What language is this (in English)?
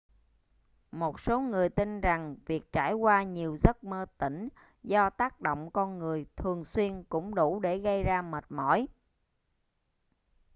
Vietnamese